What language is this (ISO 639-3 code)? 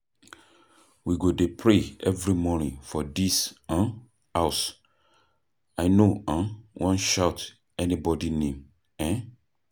pcm